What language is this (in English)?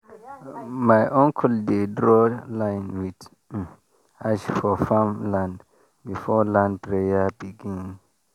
Nigerian Pidgin